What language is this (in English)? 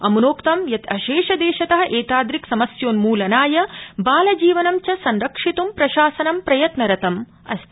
Sanskrit